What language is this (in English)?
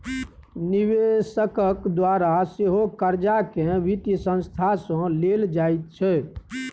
Maithili